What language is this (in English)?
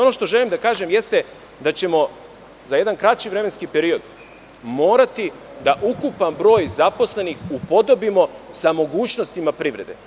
Serbian